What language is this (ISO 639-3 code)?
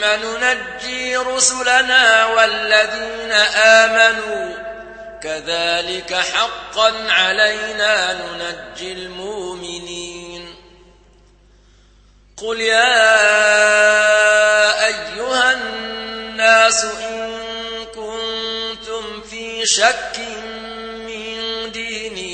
ara